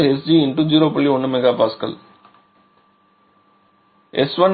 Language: Tamil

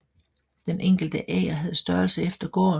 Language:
Danish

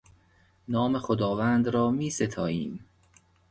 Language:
Persian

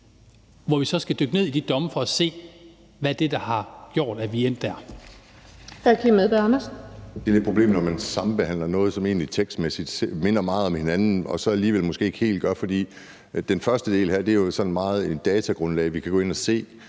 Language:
Danish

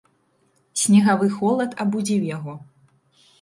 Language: Belarusian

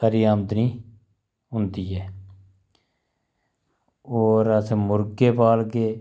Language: Dogri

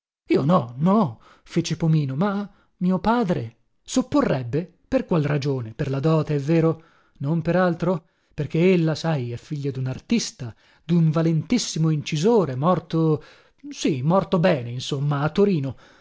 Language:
Italian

